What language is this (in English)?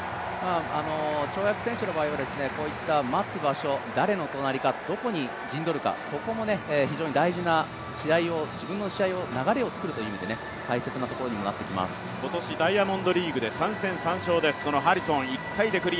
Japanese